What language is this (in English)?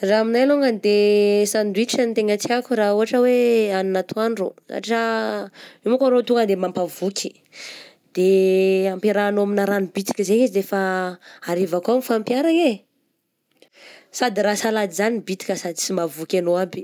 Southern Betsimisaraka Malagasy